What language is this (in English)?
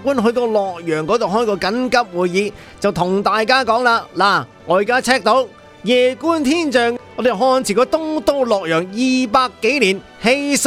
Chinese